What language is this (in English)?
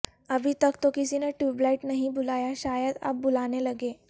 Urdu